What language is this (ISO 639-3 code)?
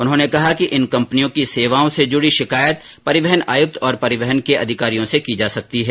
hin